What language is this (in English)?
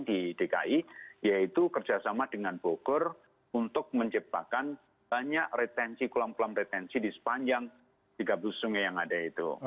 Indonesian